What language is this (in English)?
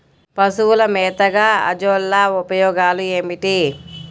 Telugu